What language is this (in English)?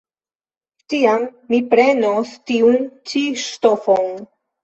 Esperanto